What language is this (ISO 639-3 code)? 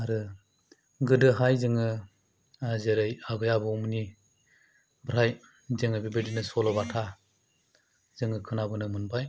brx